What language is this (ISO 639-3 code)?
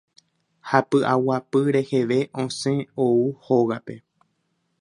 grn